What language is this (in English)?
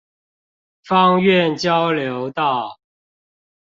Chinese